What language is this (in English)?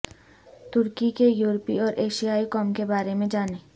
Urdu